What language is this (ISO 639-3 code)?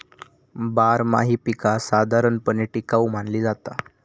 mar